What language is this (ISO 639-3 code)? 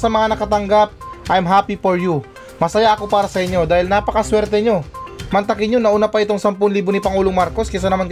fil